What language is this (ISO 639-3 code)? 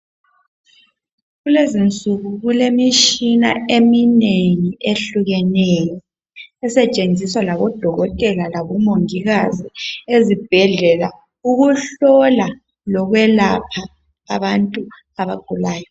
nde